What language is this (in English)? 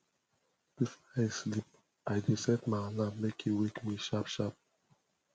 Nigerian Pidgin